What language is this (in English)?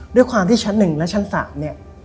Thai